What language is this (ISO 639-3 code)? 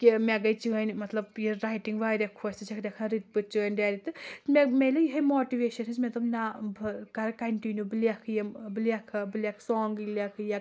kas